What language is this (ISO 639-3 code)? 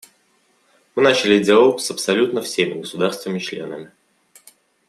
rus